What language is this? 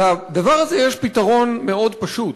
Hebrew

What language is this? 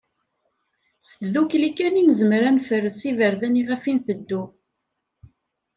Kabyle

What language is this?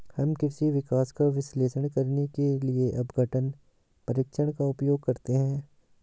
Hindi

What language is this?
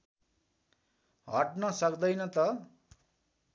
Nepali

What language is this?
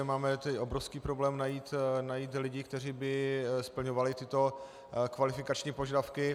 Czech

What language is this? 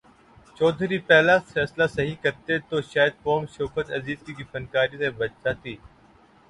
Urdu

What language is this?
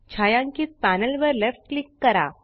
Marathi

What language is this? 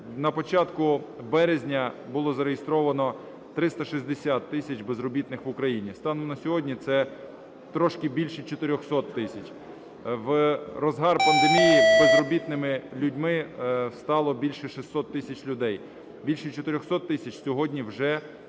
Ukrainian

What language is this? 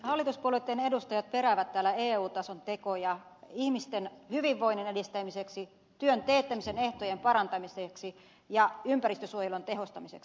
Finnish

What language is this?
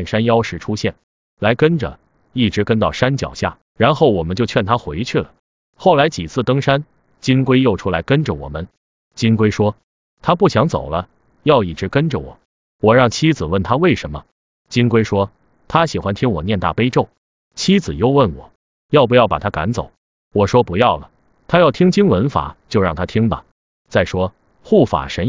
Chinese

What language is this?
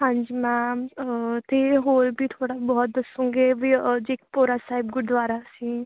Punjabi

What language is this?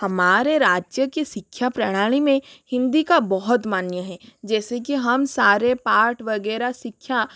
Hindi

